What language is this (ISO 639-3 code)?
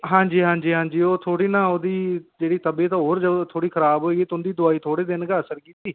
doi